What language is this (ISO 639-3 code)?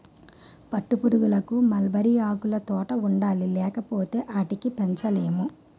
tel